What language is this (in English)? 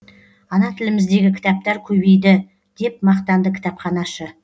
Kazakh